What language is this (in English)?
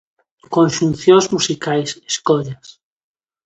Galician